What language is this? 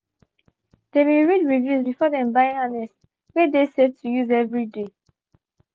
Nigerian Pidgin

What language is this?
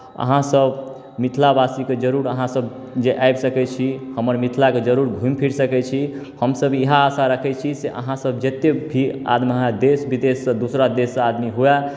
Maithili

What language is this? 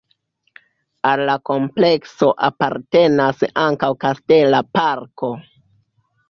Esperanto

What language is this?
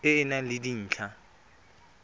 Tswana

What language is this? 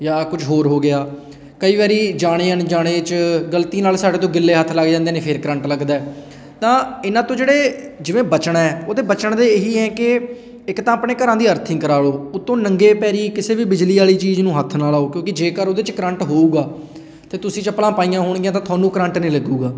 Punjabi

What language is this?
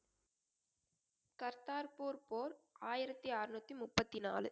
Tamil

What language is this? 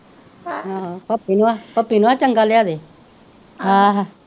Punjabi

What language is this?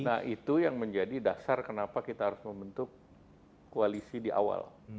Indonesian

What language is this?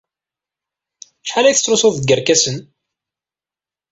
Kabyle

